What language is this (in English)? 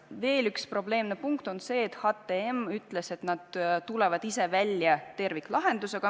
Estonian